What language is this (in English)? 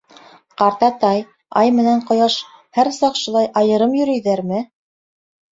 Bashkir